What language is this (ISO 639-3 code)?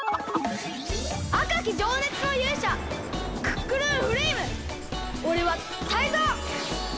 jpn